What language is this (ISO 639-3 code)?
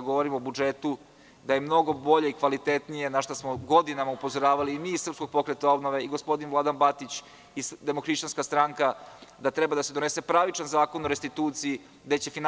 srp